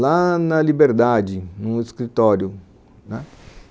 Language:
Portuguese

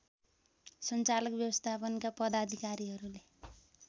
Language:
Nepali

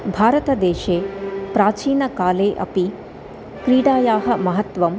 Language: Sanskrit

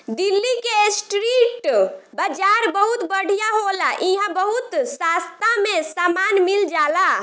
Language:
Bhojpuri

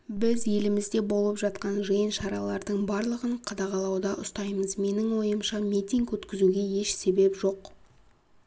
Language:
Kazakh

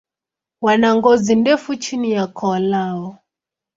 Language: Swahili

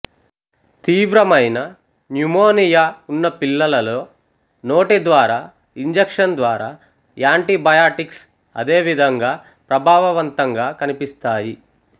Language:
Telugu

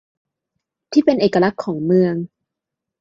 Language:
Thai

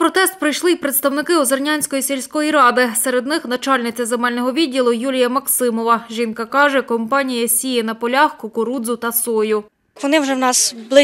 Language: Ukrainian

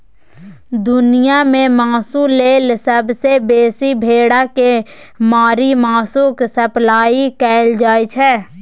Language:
Maithili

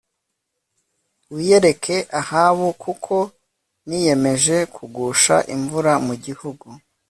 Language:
Kinyarwanda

